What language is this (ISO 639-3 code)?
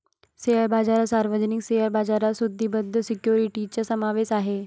mar